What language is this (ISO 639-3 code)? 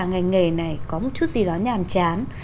vie